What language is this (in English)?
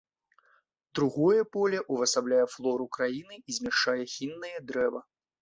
Belarusian